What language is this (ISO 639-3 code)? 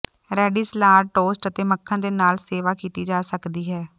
pan